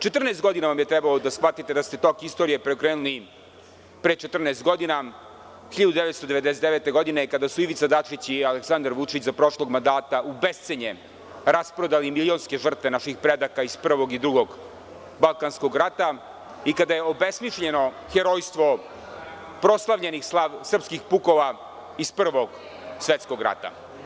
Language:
Serbian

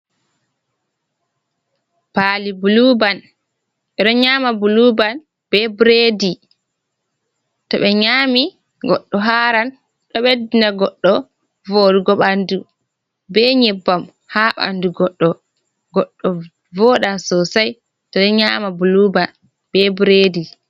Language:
Fula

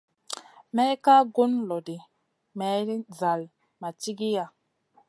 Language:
Masana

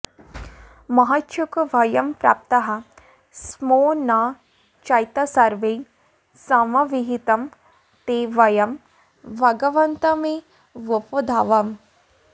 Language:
Sanskrit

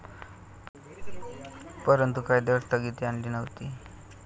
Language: Marathi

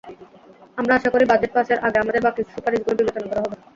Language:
Bangla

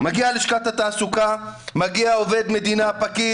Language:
Hebrew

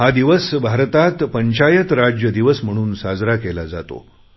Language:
Marathi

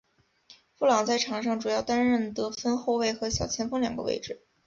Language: Chinese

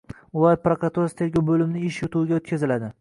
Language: Uzbek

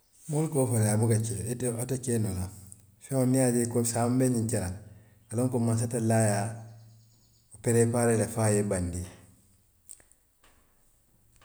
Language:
Western Maninkakan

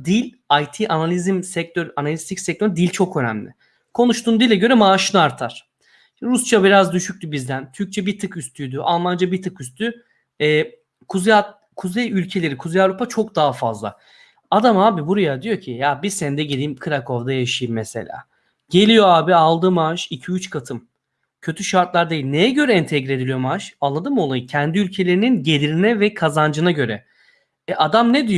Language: Turkish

